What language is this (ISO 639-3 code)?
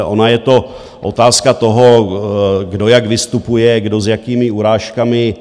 ces